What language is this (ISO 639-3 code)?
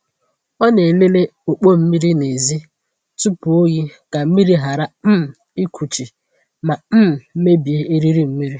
ibo